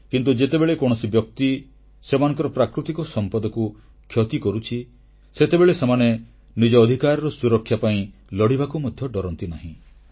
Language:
Odia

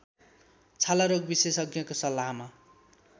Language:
Nepali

